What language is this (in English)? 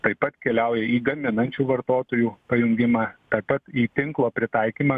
Lithuanian